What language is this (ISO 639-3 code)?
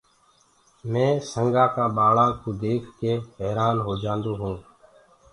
ggg